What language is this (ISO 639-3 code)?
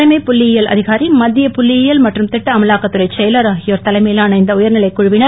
tam